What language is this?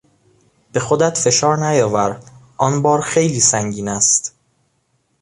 Persian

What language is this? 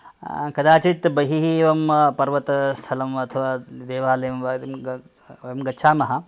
Sanskrit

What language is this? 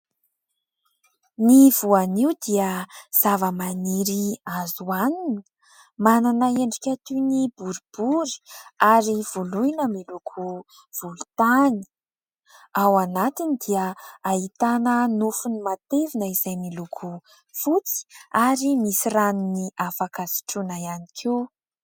Malagasy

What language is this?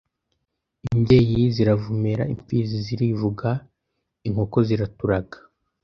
Kinyarwanda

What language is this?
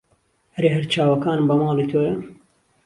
Central Kurdish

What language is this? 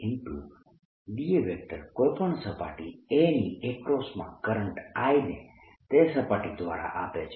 Gujarati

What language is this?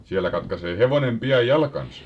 Finnish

